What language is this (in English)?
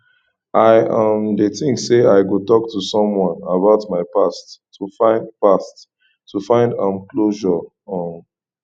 Nigerian Pidgin